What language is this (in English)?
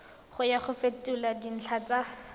Tswana